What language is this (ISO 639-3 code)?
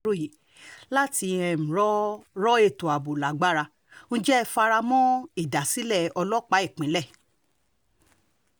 yor